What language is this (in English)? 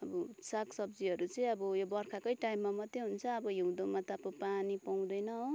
Nepali